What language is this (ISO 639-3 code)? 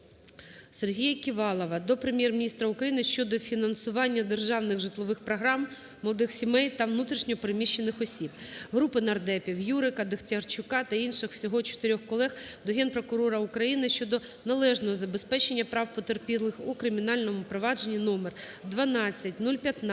ukr